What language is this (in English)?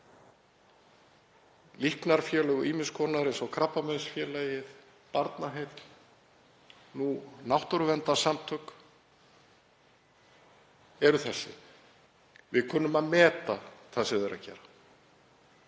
Icelandic